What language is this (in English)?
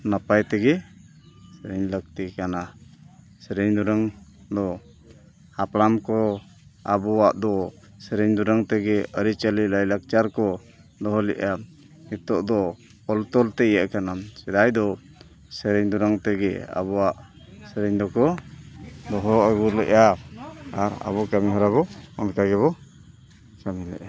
Santali